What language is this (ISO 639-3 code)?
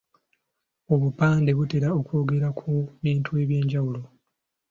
lug